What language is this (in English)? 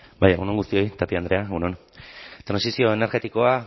Basque